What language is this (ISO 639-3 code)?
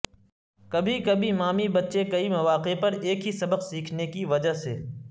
urd